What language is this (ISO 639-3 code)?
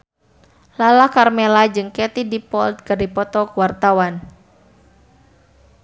sun